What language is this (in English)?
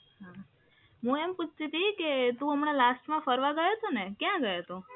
Gujarati